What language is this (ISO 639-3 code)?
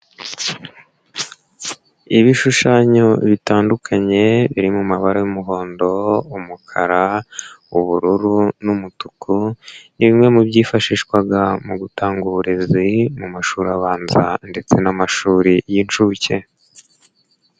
kin